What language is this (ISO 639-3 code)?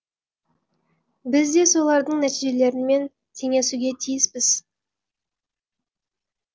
kaz